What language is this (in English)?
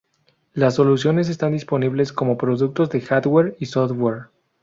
Spanish